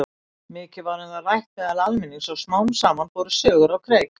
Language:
Icelandic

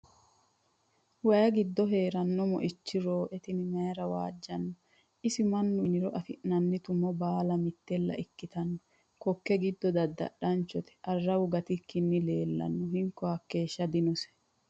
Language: Sidamo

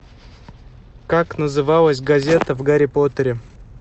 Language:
Russian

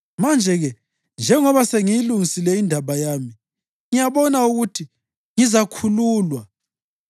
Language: North Ndebele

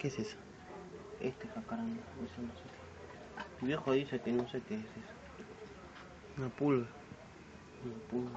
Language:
Spanish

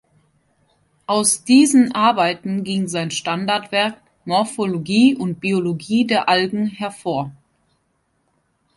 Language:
German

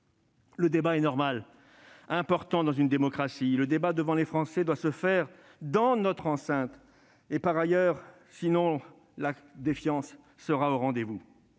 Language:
French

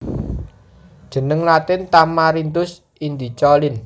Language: Javanese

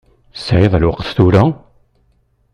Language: Kabyle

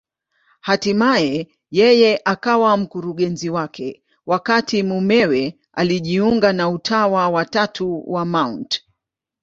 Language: Swahili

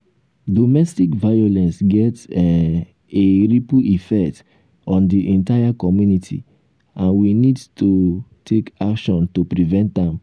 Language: Nigerian Pidgin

